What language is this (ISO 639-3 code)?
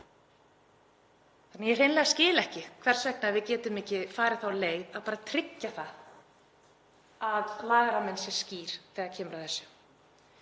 isl